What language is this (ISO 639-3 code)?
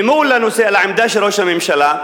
heb